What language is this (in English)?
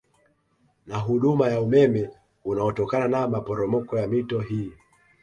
Swahili